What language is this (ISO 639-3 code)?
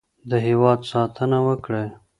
pus